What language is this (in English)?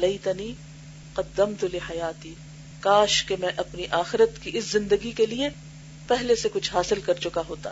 Urdu